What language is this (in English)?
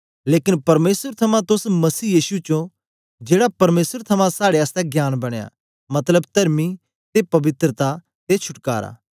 Dogri